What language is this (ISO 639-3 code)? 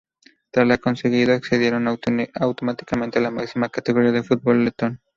spa